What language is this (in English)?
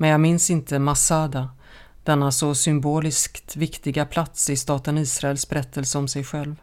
Swedish